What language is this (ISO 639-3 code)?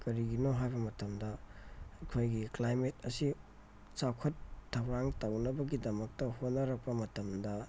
mni